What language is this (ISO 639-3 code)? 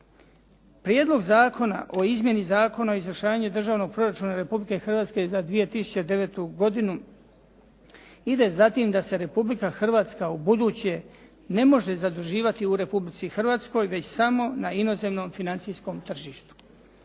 hrv